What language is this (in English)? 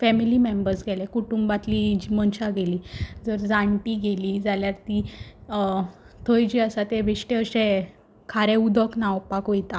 Konkani